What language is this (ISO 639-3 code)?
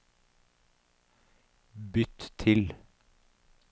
nor